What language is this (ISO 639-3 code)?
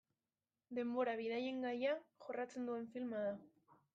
eus